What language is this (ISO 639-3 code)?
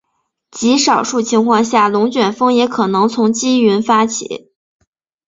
zho